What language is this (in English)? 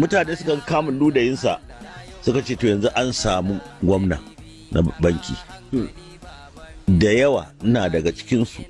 Indonesian